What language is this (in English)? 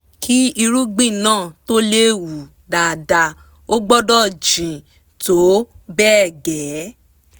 Yoruba